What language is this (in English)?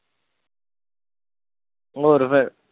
Punjabi